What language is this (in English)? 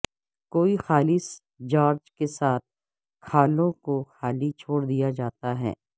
Urdu